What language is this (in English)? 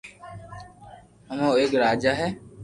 Loarki